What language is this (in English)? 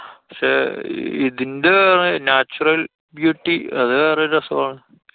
Malayalam